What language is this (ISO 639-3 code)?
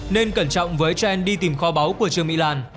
vie